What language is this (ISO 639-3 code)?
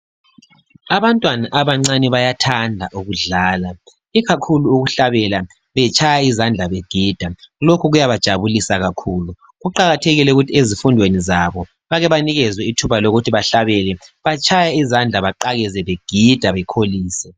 nde